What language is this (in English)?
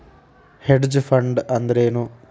Kannada